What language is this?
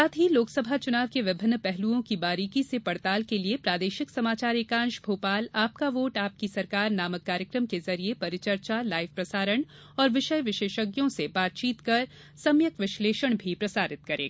Hindi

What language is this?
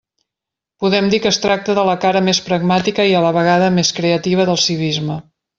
Catalan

